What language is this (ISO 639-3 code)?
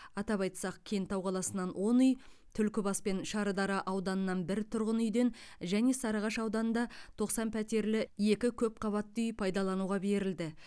kaz